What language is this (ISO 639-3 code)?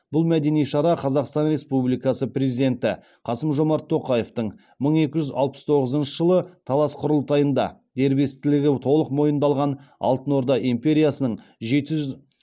kaz